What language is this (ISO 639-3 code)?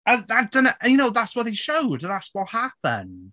cym